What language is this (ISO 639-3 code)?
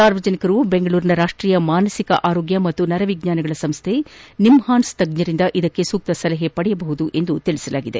kan